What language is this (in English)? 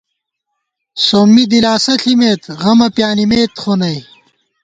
Gawar-Bati